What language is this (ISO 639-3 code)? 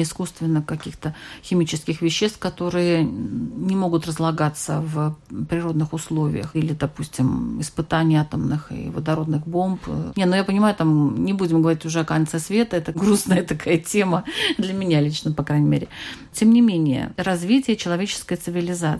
rus